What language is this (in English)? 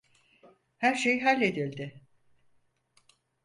Turkish